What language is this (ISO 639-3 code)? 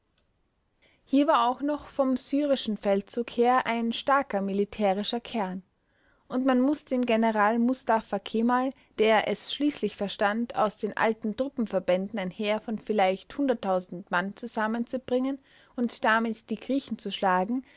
deu